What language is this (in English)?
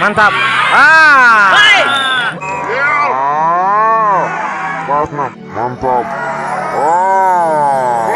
Indonesian